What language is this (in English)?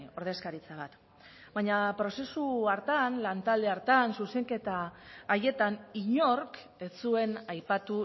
Basque